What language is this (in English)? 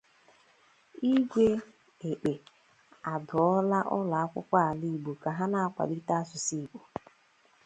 Igbo